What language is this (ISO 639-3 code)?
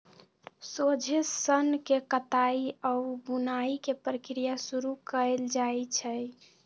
mag